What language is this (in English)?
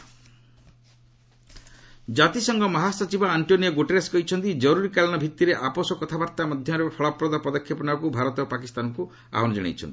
Odia